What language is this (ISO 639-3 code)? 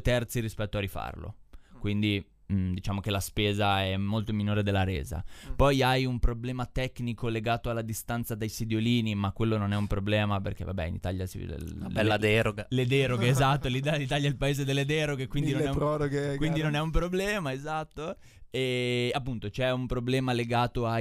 ita